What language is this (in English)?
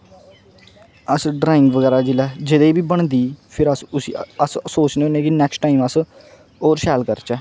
Dogri